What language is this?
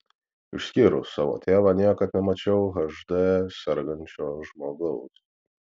Lithuanian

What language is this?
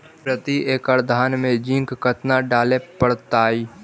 Magahi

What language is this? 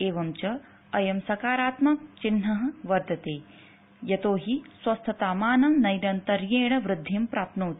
Sanskrit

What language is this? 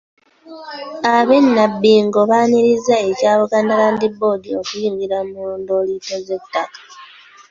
Ganda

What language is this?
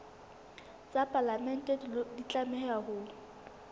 Southern Sotho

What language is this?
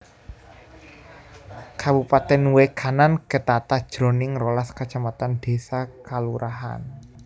Javanese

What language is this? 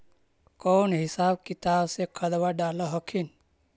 Magahi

